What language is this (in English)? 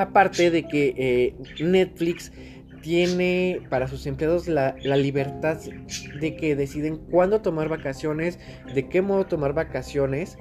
Spanish